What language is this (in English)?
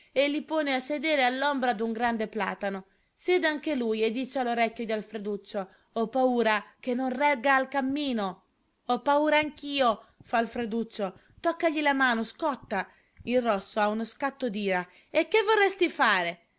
Italian